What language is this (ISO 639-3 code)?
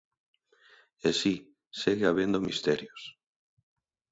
glg